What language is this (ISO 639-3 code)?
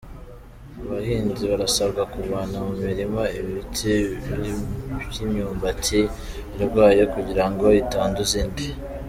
kin